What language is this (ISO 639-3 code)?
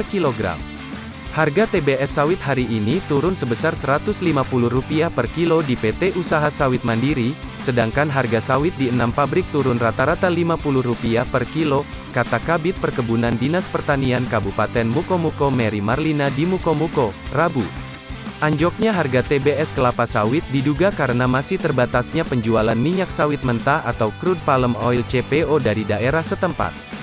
ind